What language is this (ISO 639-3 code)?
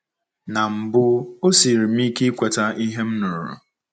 ibo